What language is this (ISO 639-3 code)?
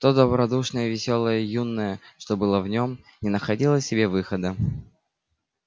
rus